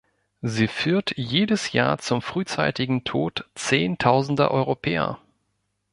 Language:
German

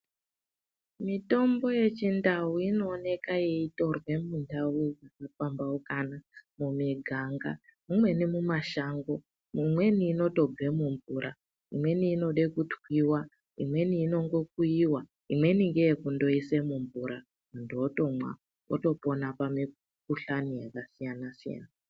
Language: Ndau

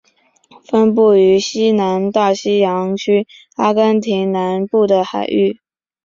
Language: Chinese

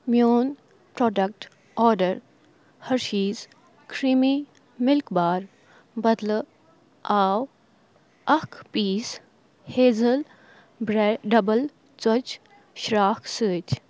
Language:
Kashmiri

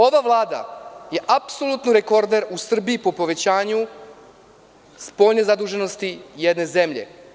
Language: Serbian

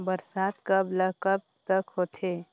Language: Chhattisgarhi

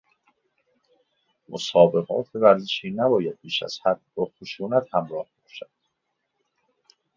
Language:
Persian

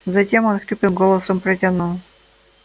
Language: Russian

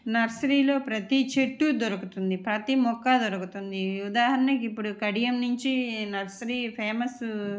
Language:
Telugu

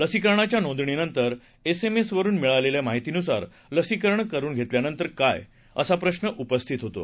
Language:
Marathi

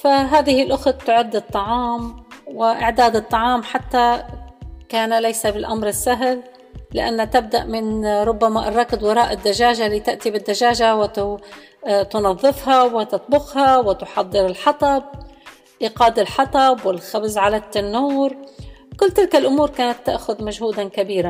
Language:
Arabic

